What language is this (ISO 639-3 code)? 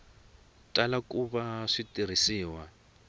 tso